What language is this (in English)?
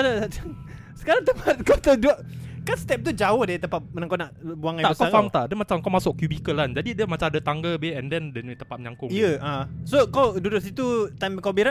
Malay